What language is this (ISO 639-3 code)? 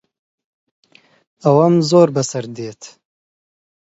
ckb